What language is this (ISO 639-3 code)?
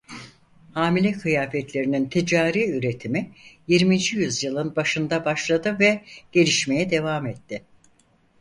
tur